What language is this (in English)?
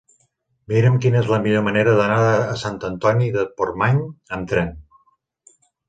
Catalan